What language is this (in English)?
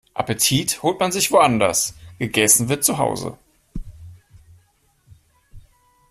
German